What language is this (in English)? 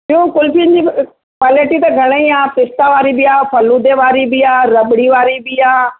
Sindhi